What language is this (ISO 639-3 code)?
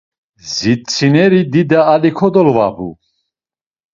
lzz